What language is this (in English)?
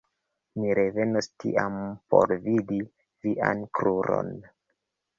Esperanto